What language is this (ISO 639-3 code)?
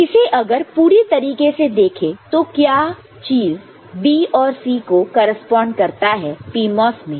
hin